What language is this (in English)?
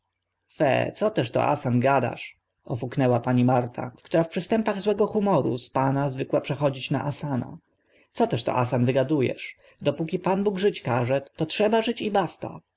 Polish